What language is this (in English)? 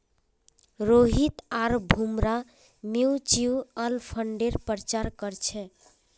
Magahi